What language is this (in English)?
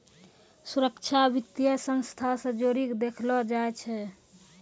Maithili